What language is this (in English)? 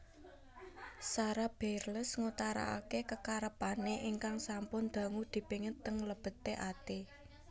Javanese